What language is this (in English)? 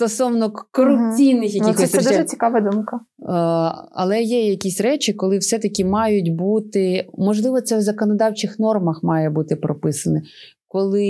Ukrainian